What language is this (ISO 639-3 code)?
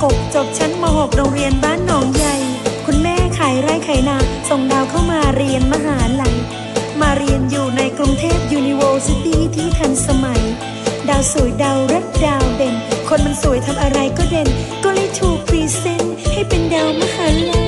tha